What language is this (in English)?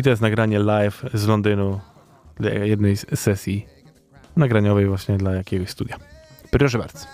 Polish